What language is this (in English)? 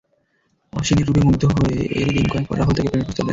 Bangla